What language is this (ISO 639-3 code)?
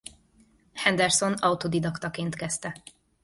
hun